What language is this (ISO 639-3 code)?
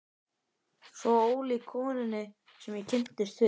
isl